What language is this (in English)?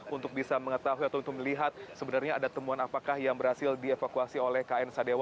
Indonesian